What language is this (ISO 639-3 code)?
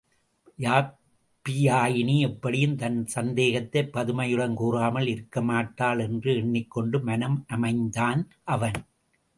tam